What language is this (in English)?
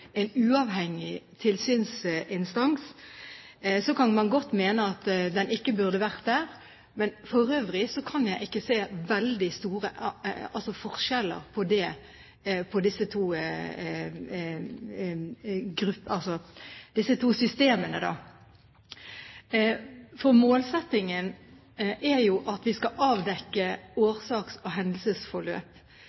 Norwegian Bokmål